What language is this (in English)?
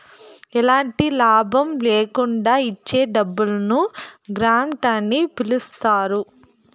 Telugu